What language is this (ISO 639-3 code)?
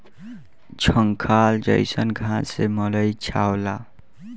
bho